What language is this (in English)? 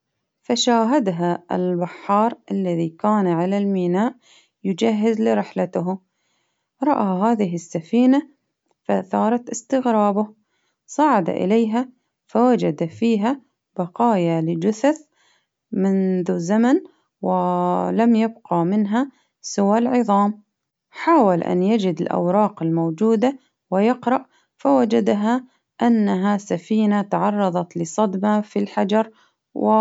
Baharna Arabic